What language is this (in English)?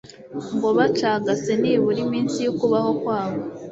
Kinyarwanda